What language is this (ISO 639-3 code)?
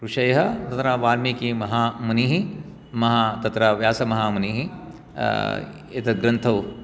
san